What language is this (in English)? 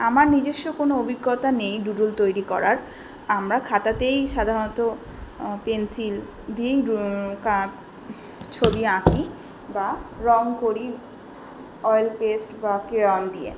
Bangla